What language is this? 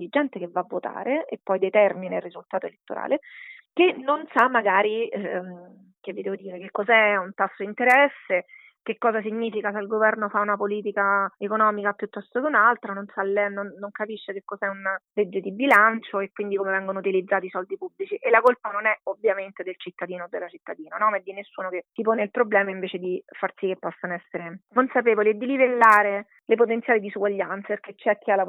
Italian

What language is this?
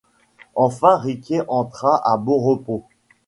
French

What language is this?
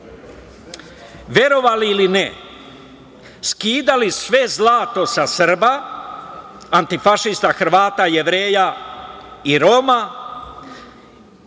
Serbian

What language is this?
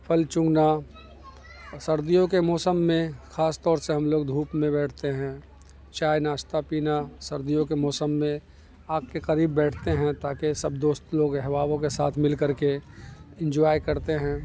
Urdu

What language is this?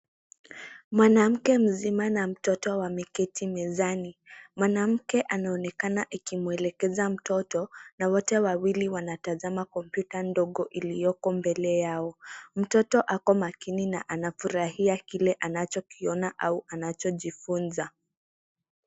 Swahili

